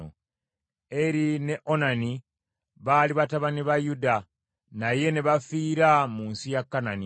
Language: Ganda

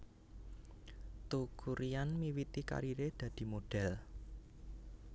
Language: Javanese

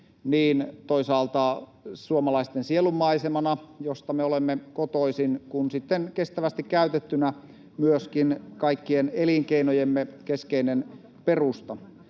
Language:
Finnish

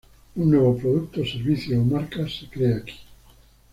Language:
Spanish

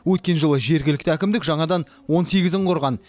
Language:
Kazakh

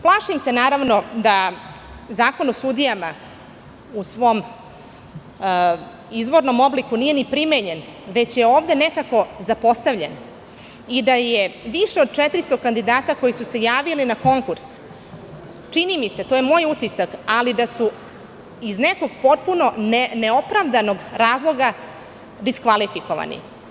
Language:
Serbian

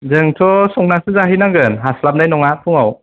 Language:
Bodo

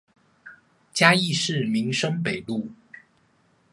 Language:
Chinese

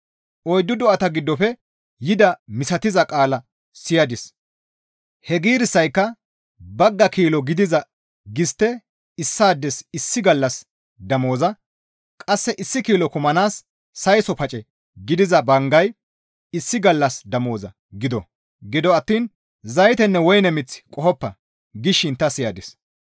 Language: Gamo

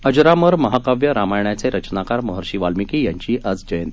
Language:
Marathi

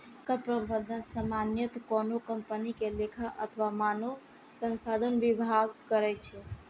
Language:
Maithili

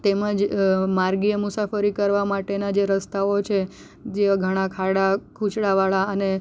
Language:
Gujarati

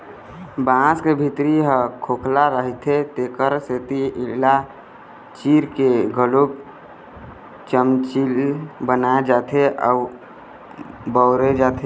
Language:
Chhattisgarhi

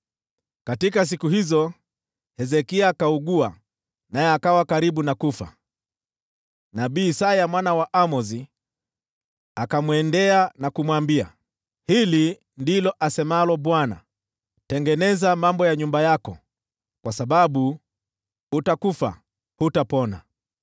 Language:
Swahili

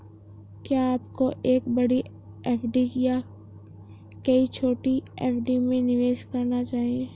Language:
Hindi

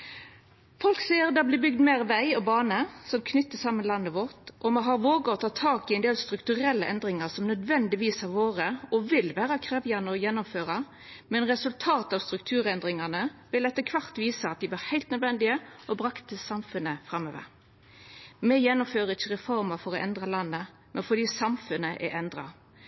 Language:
Norwegian Nynorsk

